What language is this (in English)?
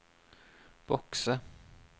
Norwegian